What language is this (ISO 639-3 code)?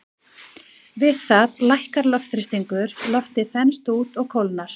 isl